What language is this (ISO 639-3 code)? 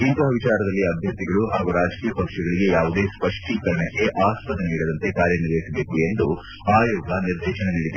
kan